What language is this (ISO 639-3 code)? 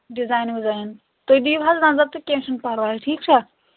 kas